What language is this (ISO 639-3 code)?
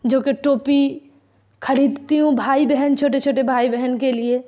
urd